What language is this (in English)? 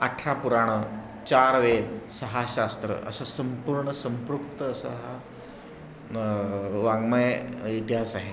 Marathi